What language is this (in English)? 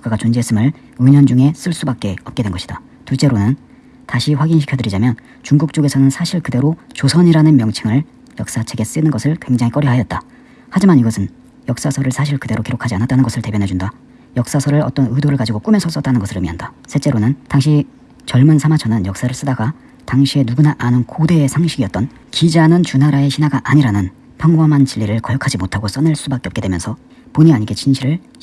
Korean